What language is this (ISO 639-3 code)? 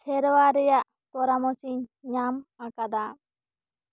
sat